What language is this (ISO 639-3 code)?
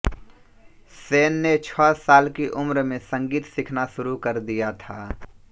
hin